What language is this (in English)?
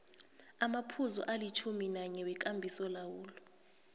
South Ndebele